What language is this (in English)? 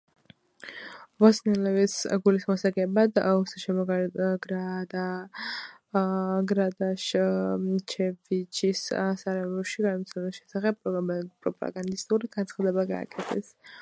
Georgian